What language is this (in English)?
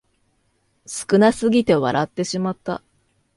Japanese